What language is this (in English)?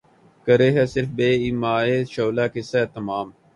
Urdu